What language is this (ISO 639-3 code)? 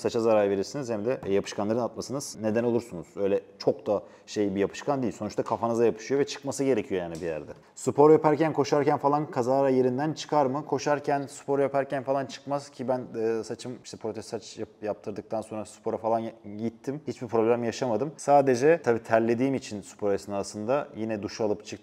tur